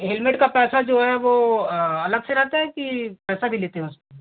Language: Hindi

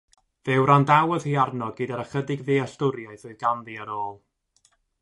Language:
Welsh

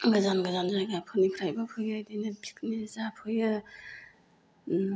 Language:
Bodo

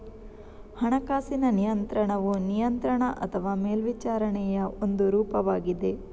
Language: Kannada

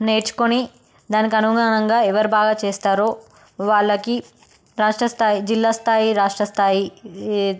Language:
Telugu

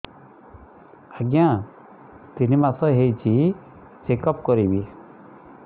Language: Odia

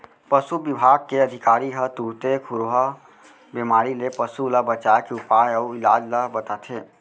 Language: Chhattisgarhi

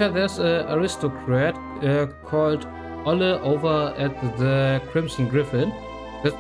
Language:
German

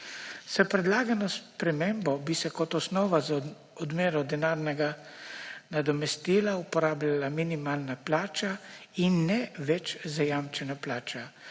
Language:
Slovenian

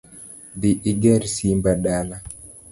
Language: Luo (Kenya and Tanzania)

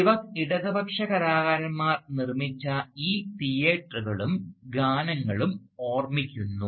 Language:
Malayalam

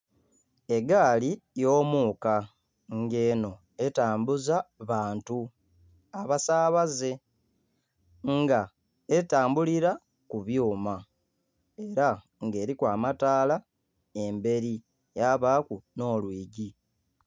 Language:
Soga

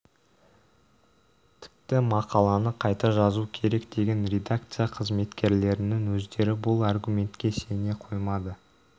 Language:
Kazakh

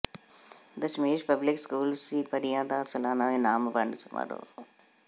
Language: Punjabi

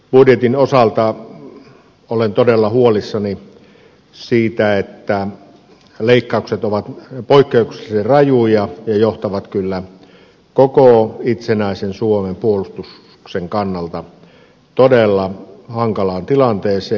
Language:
Finnish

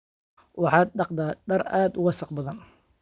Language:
Somali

